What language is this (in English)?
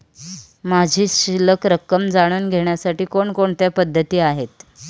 Marathi